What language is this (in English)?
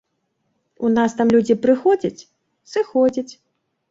Belarusian